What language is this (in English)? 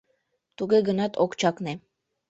Mari